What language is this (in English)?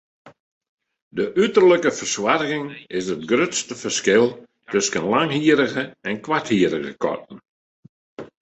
Western Frisian